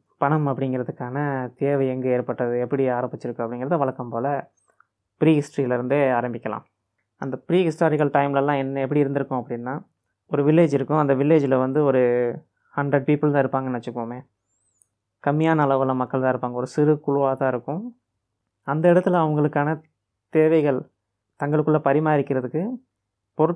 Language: Tamil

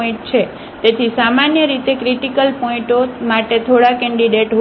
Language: Gujarati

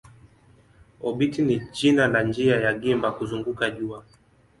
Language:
Swahili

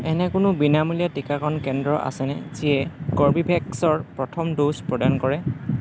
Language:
Assamese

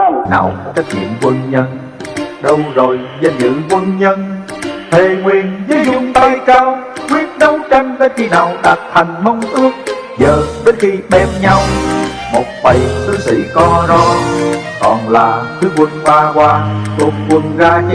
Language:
Vietnamese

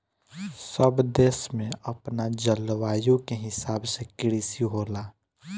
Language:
Bhojpuri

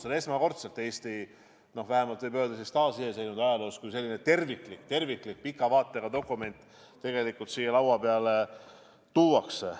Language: Estonian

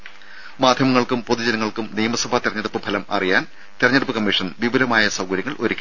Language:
Malayalam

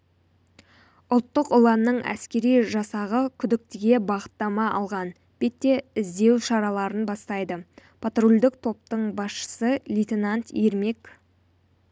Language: Kazakh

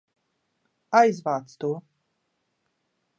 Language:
Latvian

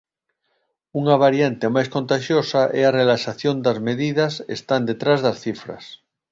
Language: Galician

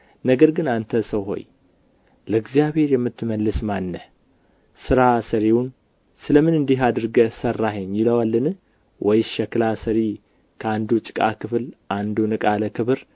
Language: Amharic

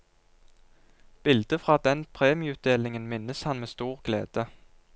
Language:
Norwegian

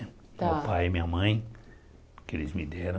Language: Portuguese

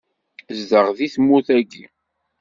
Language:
Kabyle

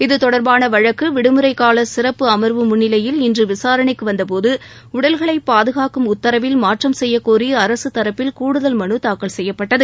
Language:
Tamil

